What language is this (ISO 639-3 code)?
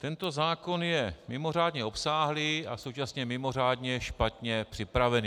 ces